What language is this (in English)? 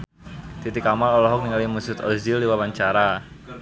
Sundanese